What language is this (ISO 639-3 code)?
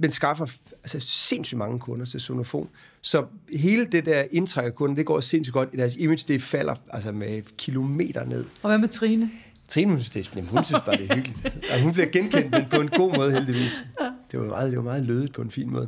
dan